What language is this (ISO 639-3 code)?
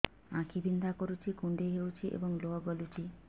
ori